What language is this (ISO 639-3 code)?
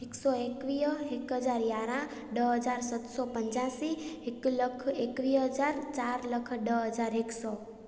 snd